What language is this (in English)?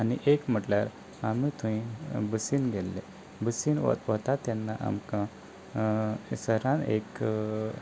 Konkani